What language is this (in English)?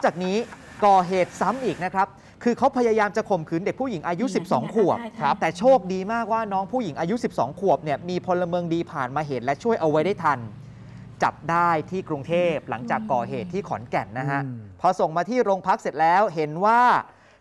Thai